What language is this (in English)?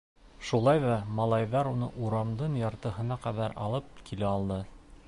Bashkir